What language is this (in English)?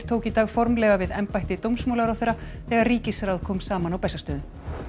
Icelandic